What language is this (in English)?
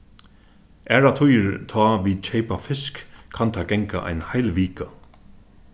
Faroese